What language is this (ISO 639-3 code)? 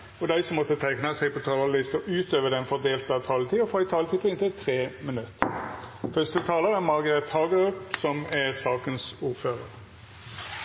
nno